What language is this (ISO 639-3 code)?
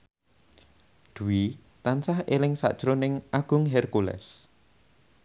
jav